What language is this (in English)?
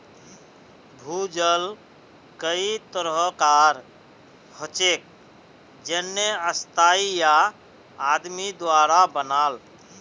Magahi